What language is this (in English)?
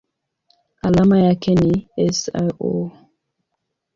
Swahili